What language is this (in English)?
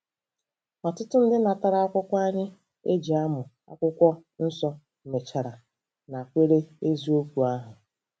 Igbo